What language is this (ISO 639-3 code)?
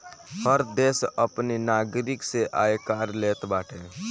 bho